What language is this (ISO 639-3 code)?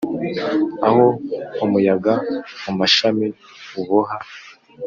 kin